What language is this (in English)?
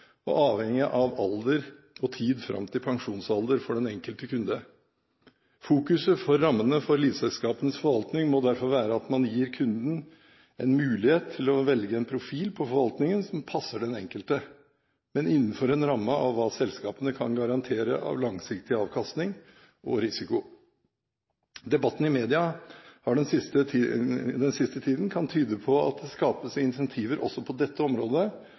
Norwegian Bokmål